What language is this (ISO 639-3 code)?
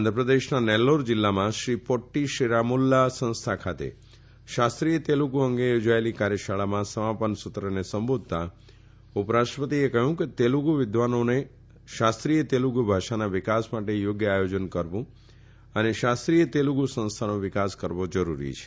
guj